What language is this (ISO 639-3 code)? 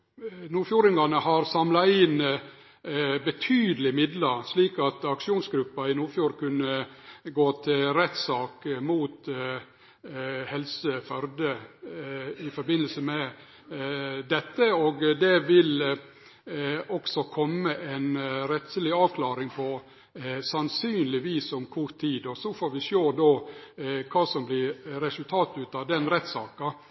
nno